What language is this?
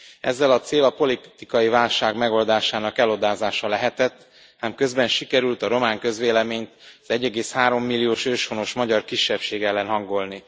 Hungarian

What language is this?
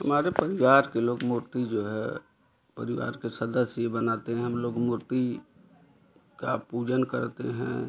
Hindi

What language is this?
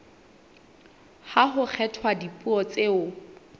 Southern Sotho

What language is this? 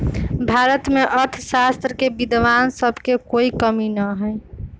Magahi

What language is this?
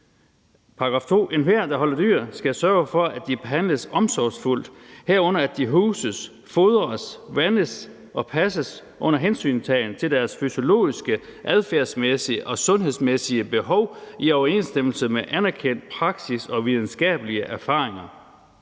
Danish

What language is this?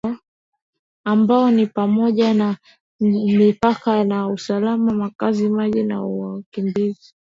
Swahili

